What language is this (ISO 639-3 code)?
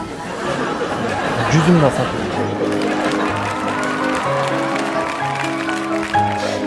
tur